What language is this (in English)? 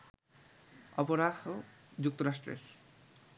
Bangla